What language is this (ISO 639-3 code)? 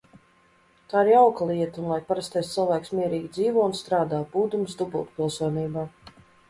lav